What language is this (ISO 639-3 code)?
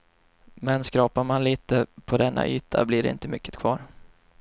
swe